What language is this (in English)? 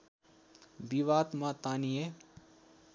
Nepali